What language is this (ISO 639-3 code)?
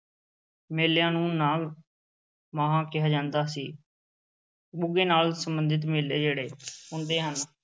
pan